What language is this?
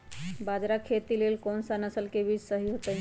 Magahi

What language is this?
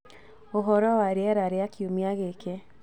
Kikuyu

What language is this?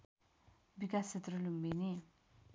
Nepali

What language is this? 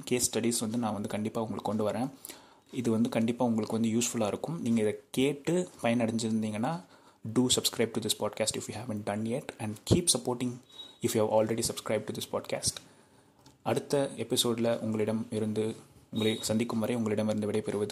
Tamil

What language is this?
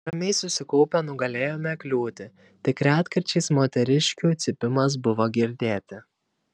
Lithuanian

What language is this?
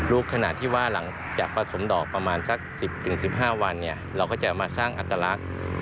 Thai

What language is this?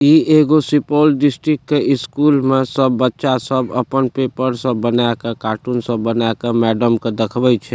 Maithili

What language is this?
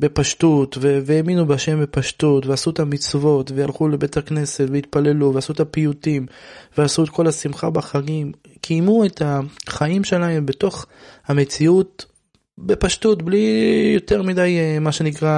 Hebrew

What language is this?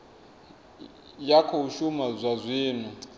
Venda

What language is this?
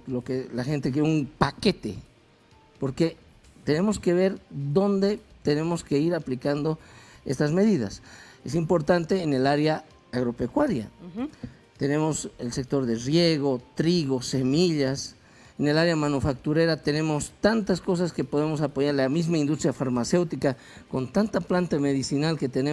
Spanish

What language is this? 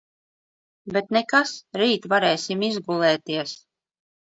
Latvian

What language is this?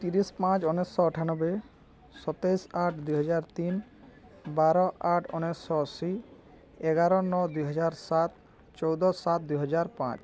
Odia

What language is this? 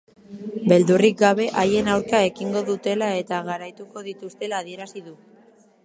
Basque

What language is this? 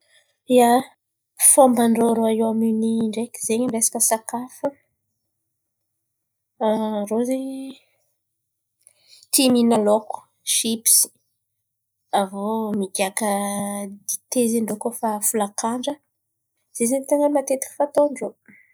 Antankarana Malagasy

